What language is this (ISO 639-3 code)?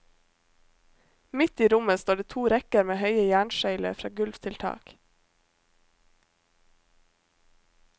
nor